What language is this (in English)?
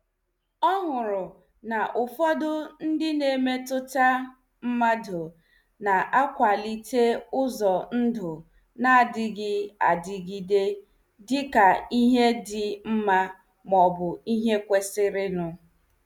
Igbo